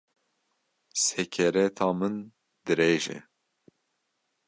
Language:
Kurdish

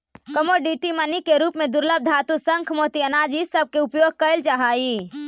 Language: Magahi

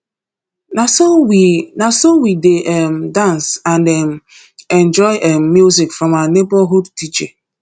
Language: Nigerian Pidgin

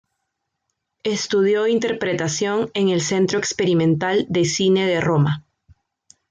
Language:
Spanish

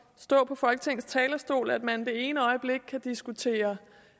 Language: Danish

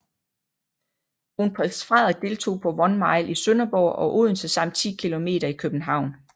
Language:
Danish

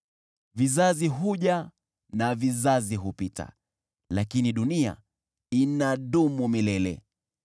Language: Swahili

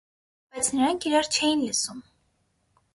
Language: Armenian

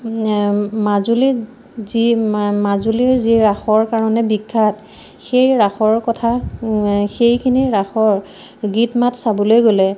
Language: Assamese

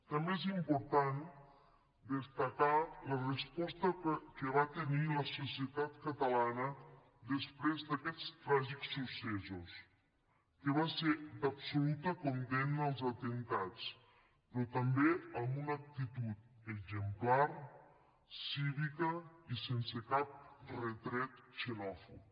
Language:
Catalan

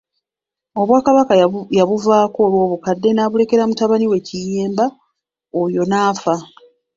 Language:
Ganda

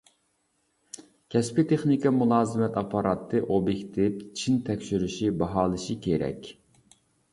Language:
Uyghur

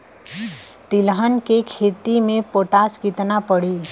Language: Bhojpuri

